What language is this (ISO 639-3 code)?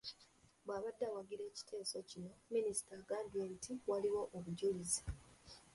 lug